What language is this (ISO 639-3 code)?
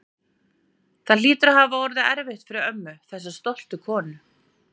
isl